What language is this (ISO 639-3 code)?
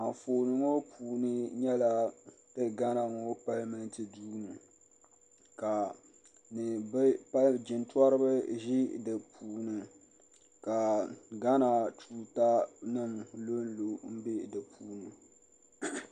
dag